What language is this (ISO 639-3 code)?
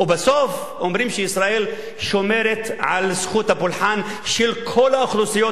heb